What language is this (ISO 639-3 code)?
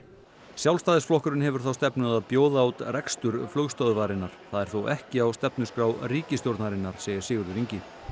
isl